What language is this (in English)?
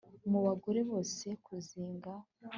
Kinyarwanda